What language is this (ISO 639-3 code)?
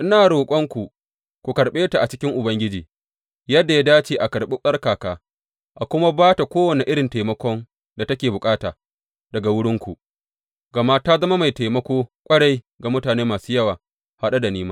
hau